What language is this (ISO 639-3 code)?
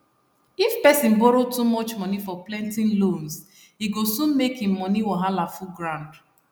pcm